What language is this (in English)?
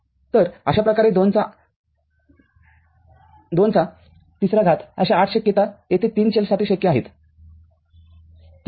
Marathi